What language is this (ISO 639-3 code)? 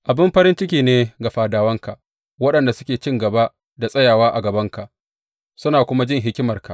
hau